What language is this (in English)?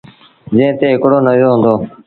Sindhi Bhil